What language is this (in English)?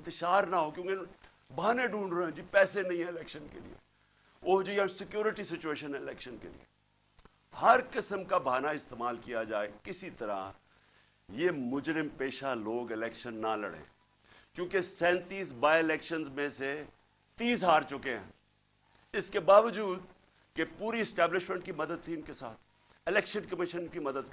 Urdu